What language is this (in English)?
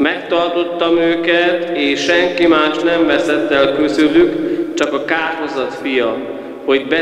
Hungarian